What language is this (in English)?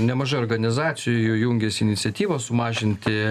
Lithuanian